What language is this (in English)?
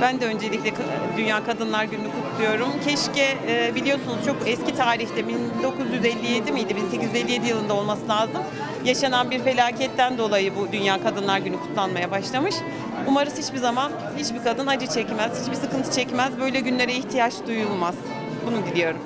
Turkish